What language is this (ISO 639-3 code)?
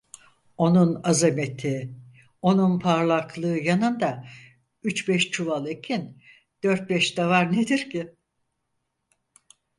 tur